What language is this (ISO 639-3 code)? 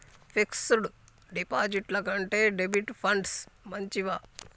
tel